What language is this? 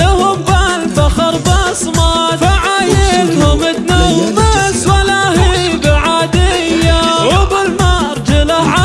Arabic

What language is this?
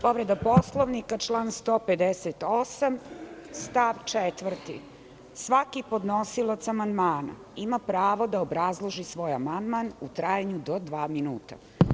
Serbian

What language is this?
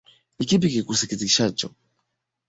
Swahili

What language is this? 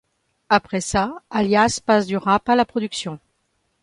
French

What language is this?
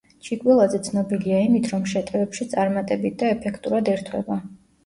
Georgian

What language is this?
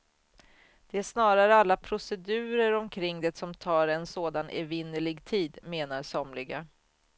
Swedish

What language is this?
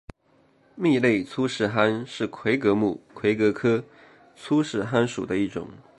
Chinese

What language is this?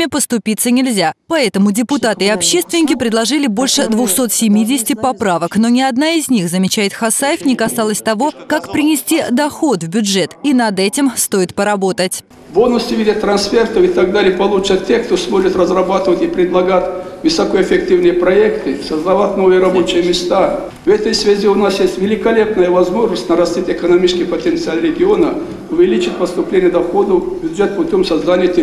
Russian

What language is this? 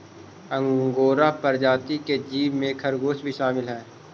Magahi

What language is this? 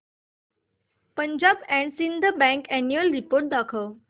Marathi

